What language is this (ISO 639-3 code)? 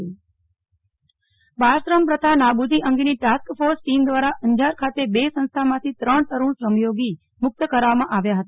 guj